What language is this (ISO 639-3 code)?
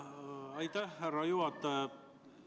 est